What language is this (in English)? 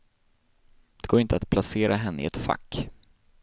Swedish